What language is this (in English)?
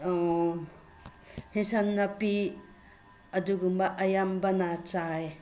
Manipuri